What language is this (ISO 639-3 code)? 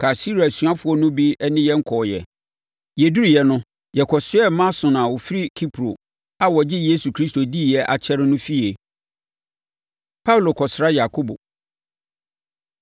aka